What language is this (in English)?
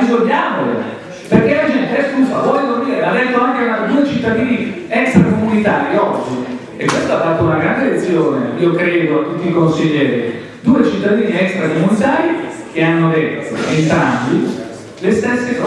Italian